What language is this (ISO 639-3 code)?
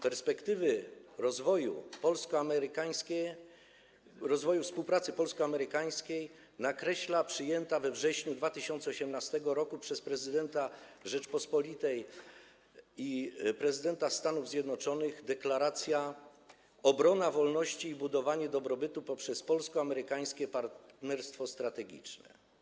pol